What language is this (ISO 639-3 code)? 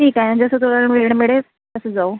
mar